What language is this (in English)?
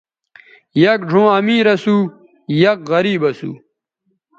Bateri